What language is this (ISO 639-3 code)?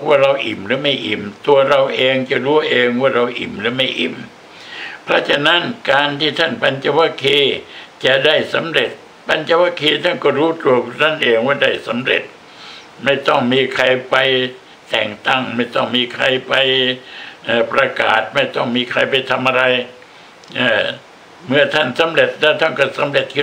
tha